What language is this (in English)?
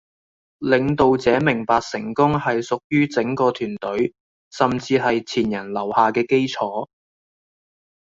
Cantonese